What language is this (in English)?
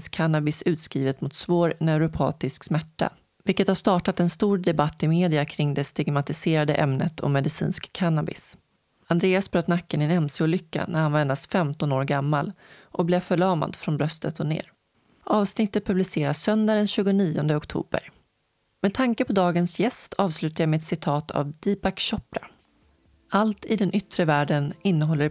Swedish